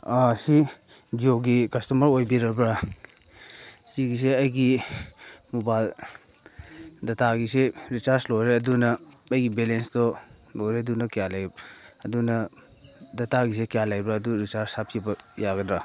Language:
Manipuri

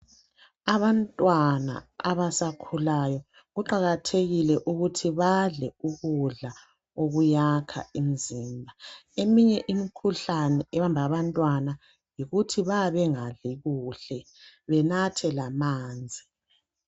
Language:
North Ndebele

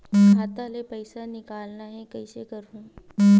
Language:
Chhattisgarhi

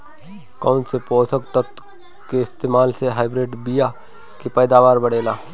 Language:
Bhojpuri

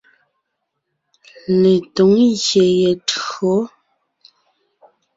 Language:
Ngiemboon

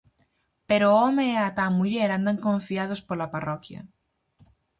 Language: Galician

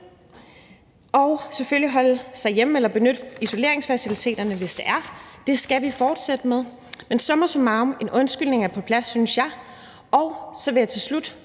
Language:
Danish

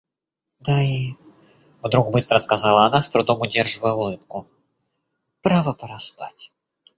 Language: Russian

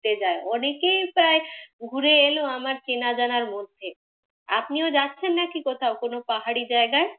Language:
Bangla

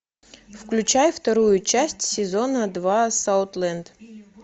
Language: Russian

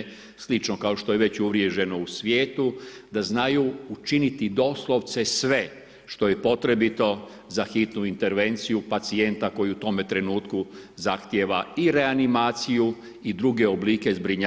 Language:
Croatian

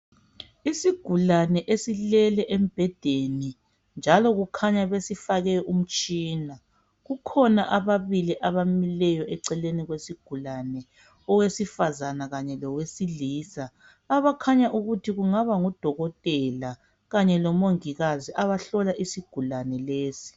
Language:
North Ndebele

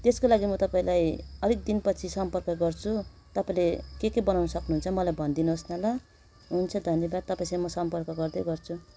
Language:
Nepali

